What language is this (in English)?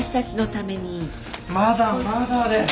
Japanese